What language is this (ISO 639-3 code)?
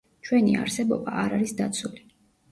kat